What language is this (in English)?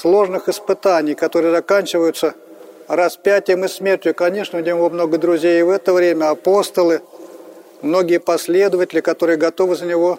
Russian